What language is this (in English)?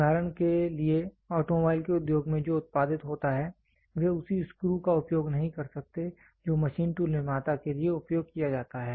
Hindi